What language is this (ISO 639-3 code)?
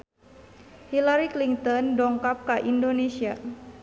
sun